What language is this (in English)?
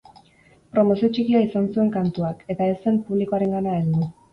Basque